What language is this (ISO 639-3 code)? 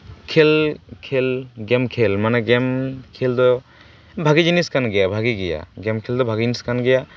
sat